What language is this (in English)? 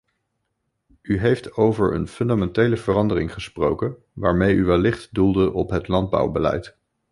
Dutch